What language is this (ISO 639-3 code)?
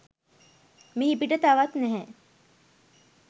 sin